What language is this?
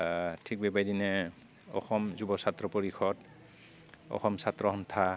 Bodo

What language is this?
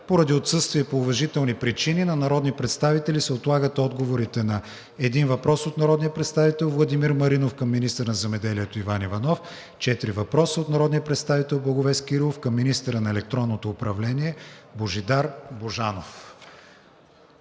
Bulgarian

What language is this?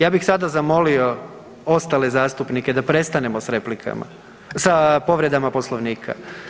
Croatian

